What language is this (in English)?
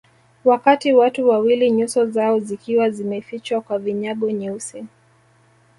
Swahili